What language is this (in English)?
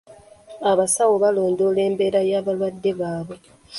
Ganda